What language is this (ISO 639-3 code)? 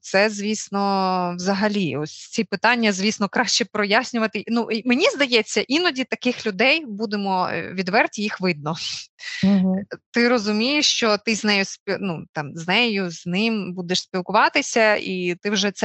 ukr